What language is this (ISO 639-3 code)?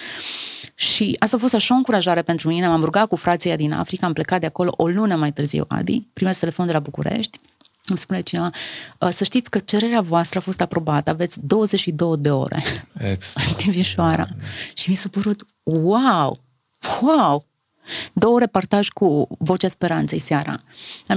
ron